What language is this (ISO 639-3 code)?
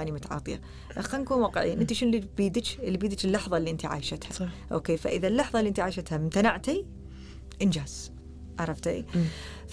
ara